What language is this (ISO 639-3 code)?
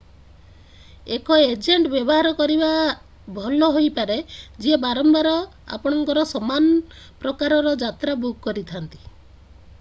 ori